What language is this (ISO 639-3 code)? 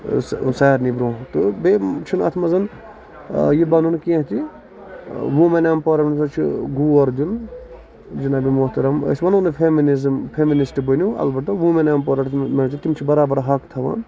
kas